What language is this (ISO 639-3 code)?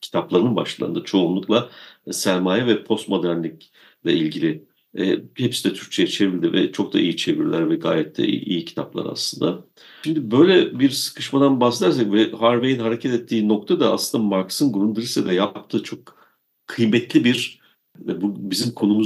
tur